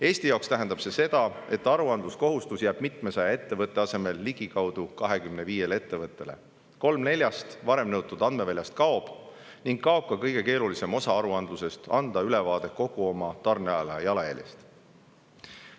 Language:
Estonian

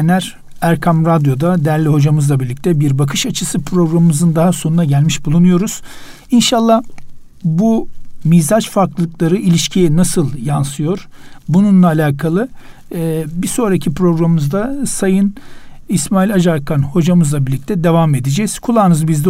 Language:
Turkish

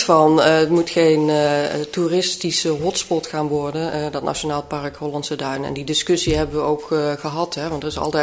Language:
Dutch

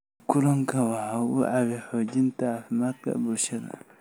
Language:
Somali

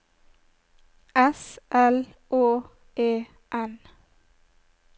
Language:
Norwegian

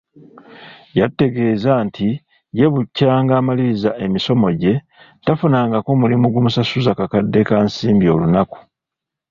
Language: Ganda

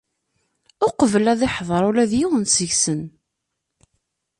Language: Kabyle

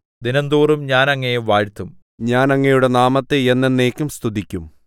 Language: Malayalam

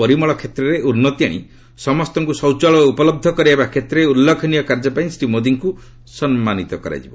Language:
Odia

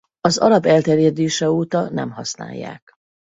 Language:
Hungarian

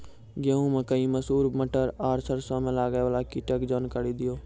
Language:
Maithili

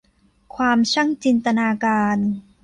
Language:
Thai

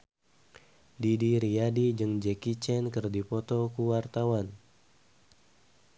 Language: Sundanese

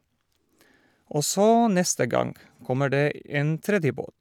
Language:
Norwegian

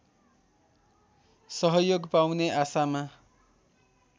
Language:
Nepali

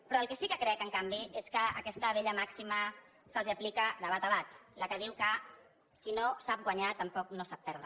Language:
Catalan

